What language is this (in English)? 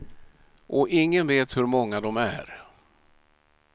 Swedish